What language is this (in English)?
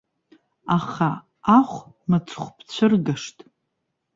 Abkhazian